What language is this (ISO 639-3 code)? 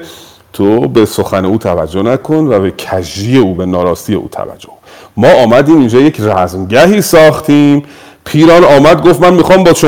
fas